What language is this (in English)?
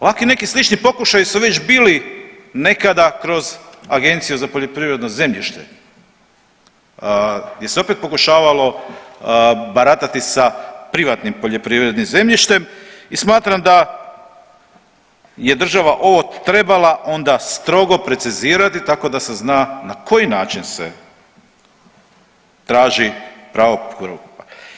Croatian